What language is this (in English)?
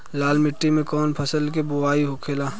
Bhojpuri